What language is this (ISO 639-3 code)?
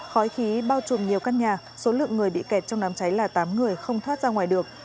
vie